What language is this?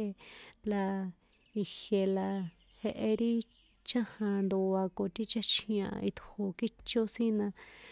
San Juan Atzingo Popoloca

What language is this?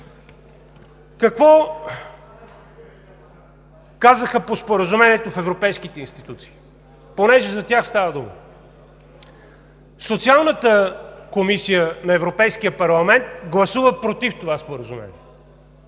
Bulgarian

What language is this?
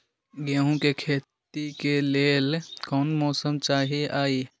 Magahi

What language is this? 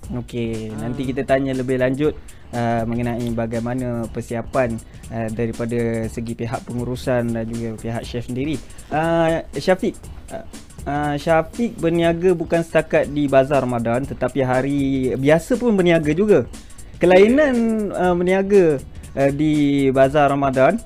Malay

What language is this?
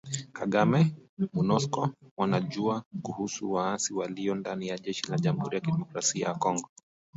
Swahili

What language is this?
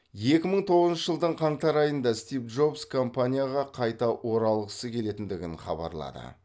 Kazakh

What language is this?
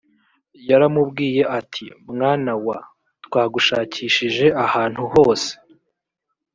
Kinyarwanda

